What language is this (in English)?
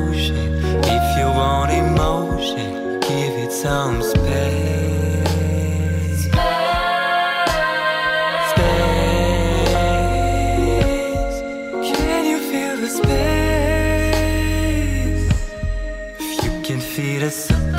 English